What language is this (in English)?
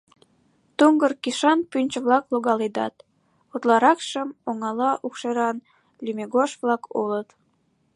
Mari